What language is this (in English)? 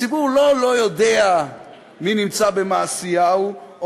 Hebrew